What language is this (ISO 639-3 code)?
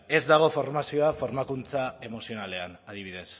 eus